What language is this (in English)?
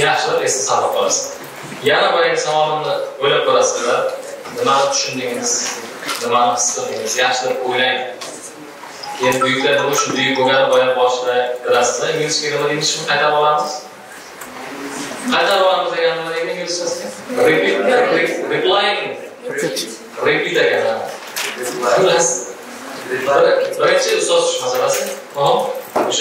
Turkish